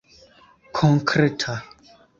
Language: Esperanto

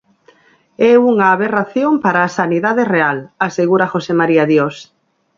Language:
Galician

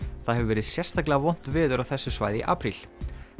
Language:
Icelandic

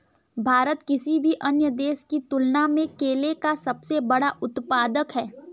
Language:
Hindi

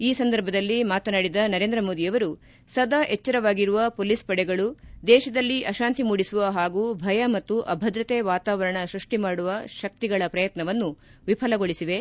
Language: Kannada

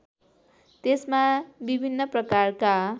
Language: Nepali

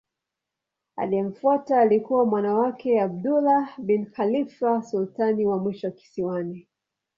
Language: Swahili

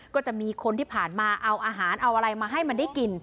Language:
Thai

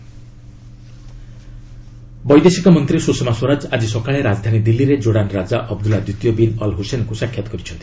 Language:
Odia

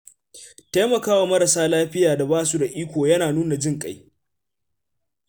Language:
Hausa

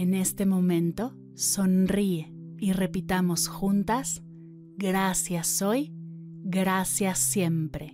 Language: Spanish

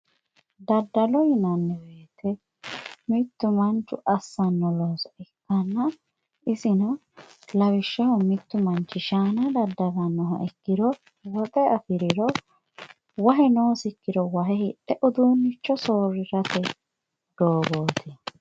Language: Sidamo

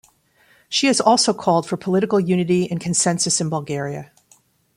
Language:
English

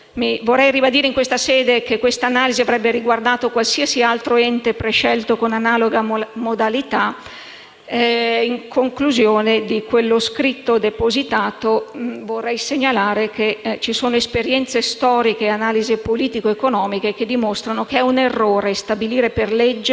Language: Italian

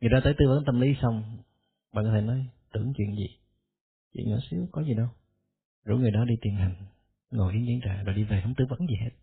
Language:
Vietnamese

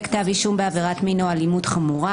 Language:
Hebrew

